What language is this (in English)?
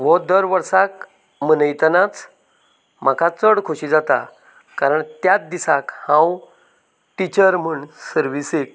Konkani